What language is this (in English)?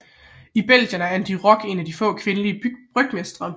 Danish